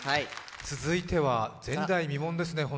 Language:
Japanese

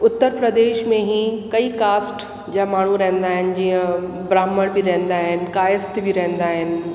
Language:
Sindhi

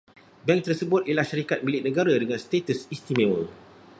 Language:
Malay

